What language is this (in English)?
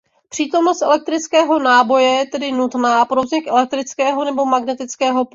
Czech